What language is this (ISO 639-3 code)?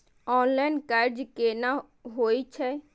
mai